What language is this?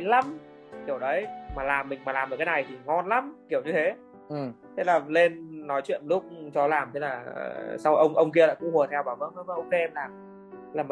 Vietnamese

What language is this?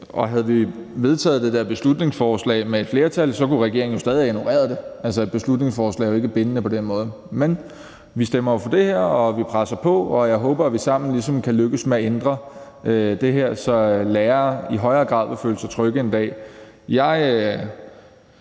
Danish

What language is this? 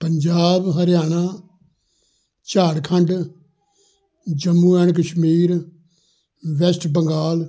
Punjabi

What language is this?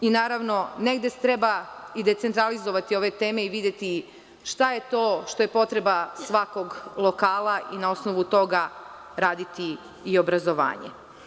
Serbian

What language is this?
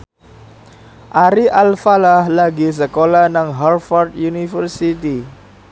Javanese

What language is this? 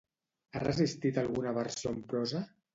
Catalan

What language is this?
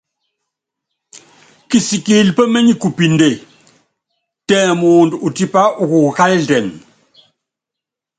Yangben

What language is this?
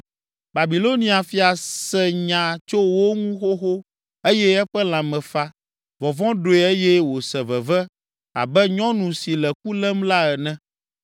Ewe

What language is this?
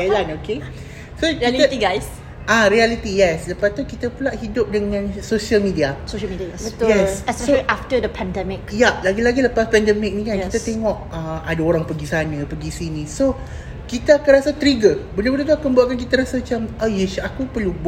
Malay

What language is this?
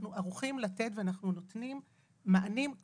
Hebrew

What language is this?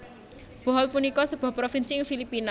Javanese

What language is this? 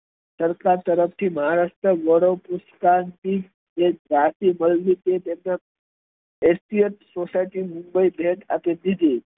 Gujarati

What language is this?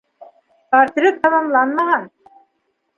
Bashkir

